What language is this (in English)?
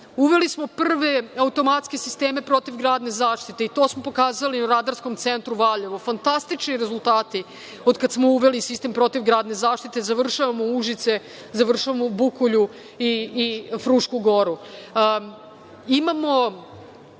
Serbian